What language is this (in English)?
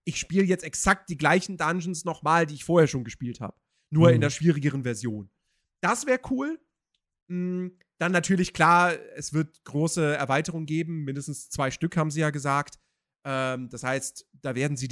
German